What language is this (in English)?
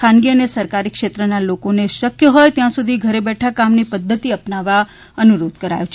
Gujarati